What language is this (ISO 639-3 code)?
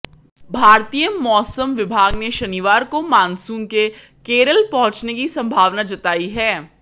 hin